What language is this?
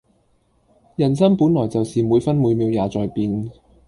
Cantonese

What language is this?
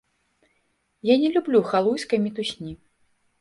Belarusian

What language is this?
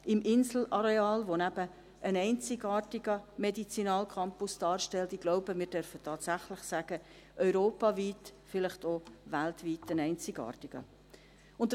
Swiss German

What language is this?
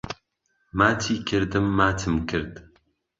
Central Kurdish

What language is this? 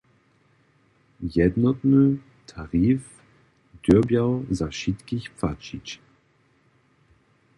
Upper Sorbian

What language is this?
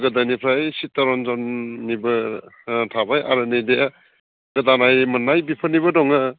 Bodo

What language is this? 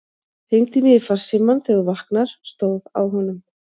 Icelandic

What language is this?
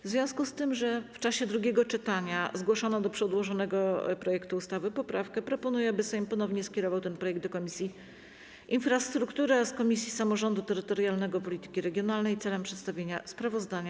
Polish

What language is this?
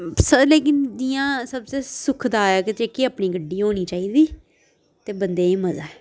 Dogri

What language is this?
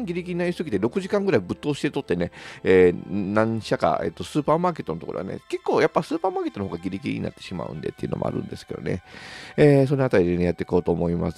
Japanese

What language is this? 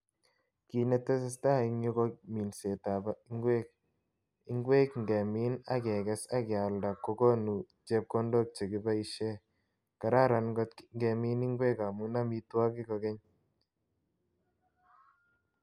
Kalenjin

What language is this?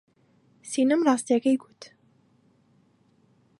Central Kurdish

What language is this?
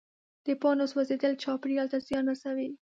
Pashto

